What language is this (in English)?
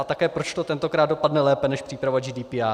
Czech